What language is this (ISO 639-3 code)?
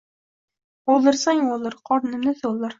uzb